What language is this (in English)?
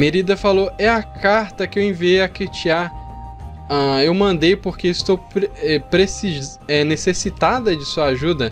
Portuguese